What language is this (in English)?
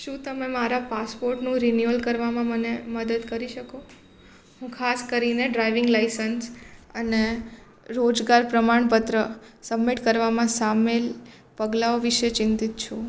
Gujarati